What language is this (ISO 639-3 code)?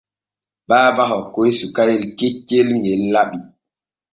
fue